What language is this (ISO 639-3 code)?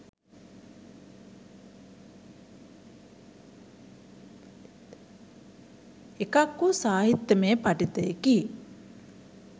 sin